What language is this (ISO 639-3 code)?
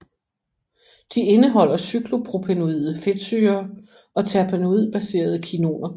dan